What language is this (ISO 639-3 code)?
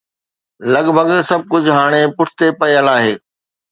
snd